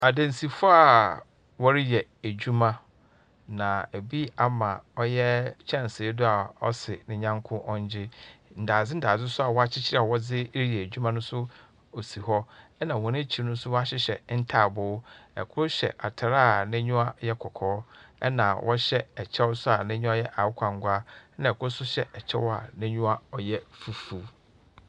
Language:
Akan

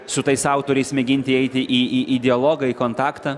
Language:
Lithuanian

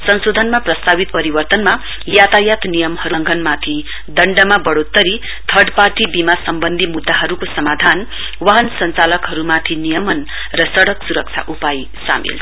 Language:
Nepali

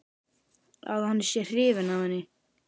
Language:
Icelandic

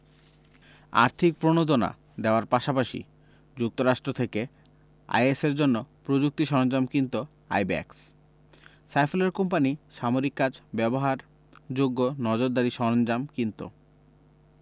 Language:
Bangla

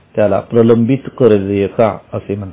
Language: Marathi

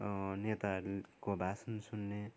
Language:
Nepali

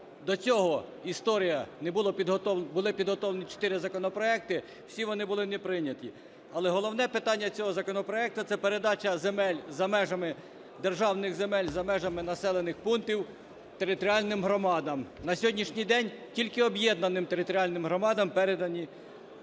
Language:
Ukrainian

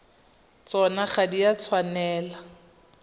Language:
Tswana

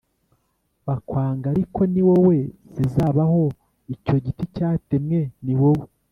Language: Kinyarwanda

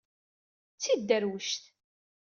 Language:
Kabyle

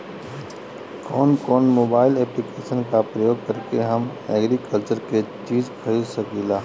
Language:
Bhojpuri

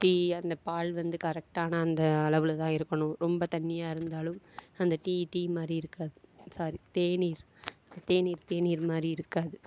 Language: Tamil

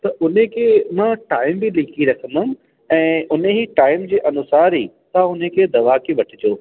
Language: Sindhi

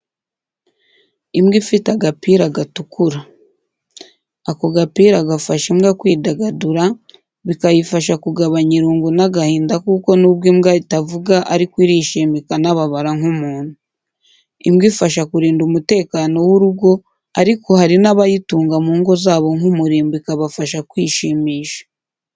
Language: Kinyarwanda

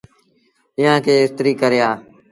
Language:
Sindhi Bhil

